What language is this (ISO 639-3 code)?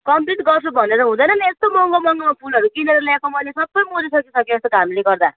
nep